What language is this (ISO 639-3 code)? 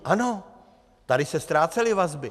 ces